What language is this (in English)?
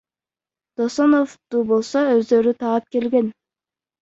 Kyrgyz